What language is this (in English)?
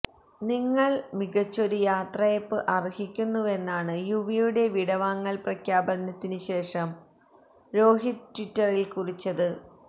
Malayalam